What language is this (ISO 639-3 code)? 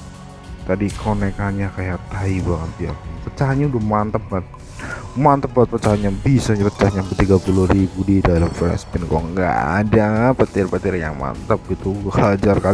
ind